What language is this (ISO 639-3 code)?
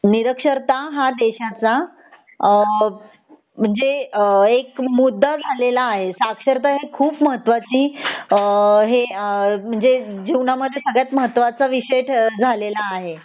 mar